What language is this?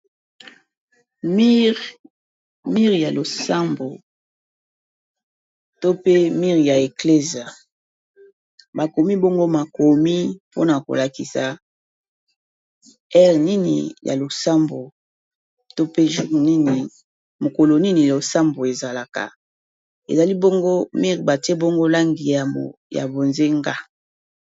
Lingala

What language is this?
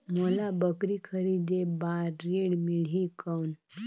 Chhattisgarhi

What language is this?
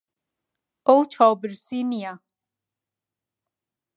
Central Kurdish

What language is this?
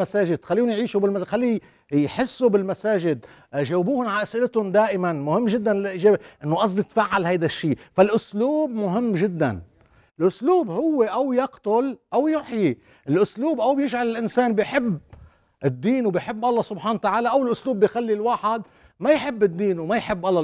Arabic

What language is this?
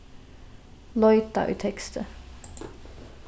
Faroese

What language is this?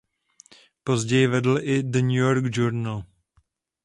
Czech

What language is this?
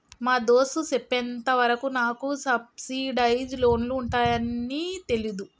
Telugu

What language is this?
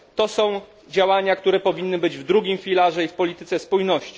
Polish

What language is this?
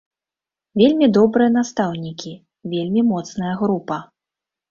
Belarusian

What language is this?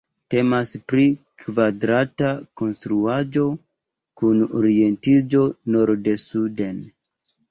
Esperanto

